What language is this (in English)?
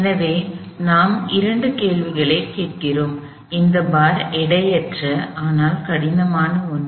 Tamil